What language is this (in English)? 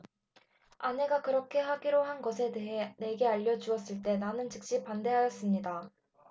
Korean